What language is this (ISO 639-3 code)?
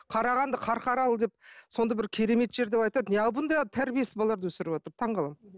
kaz